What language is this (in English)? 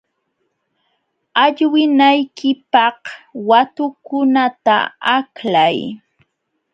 Jauja Wanca Quechua